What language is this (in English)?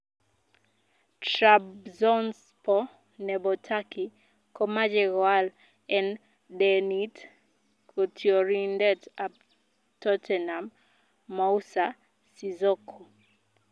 Kalenjin